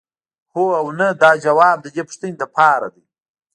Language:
Pashto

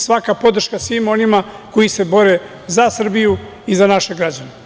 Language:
Serbian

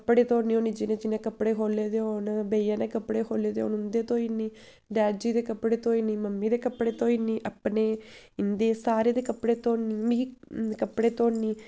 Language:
Dogri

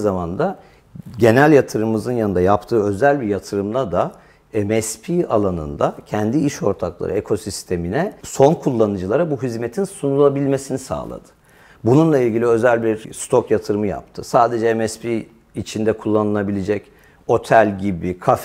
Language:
Turkish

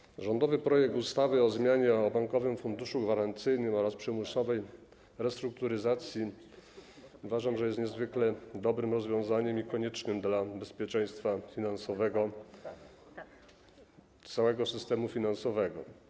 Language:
Polish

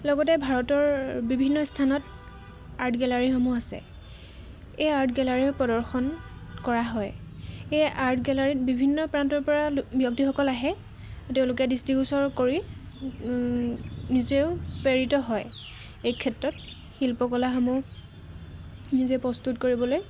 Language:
Assamese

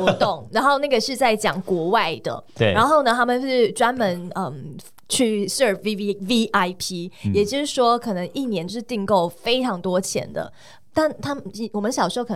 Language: Chinese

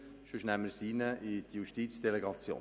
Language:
Swiss German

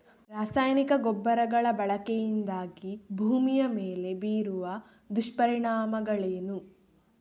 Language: Kannada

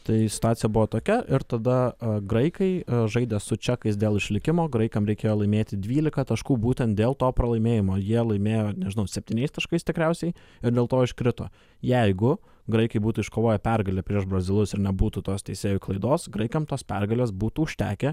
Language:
Lithuanian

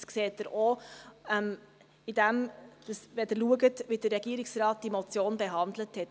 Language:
Swiss German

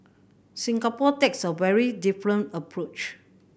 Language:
English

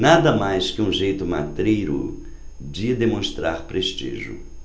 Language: Portuguese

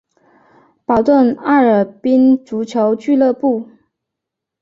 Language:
Chinese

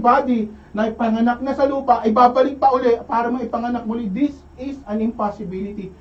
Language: Filipino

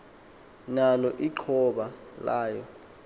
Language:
Xhosa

